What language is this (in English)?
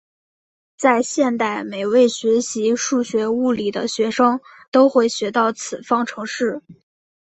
Chinese